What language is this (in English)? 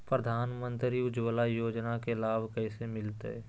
Magahi